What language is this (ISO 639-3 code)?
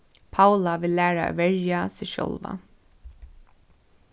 fao